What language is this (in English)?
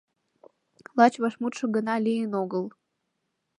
Mari